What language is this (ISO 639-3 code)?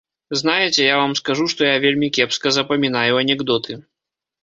bel